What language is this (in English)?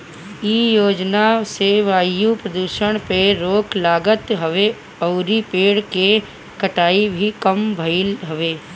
Bhojpuri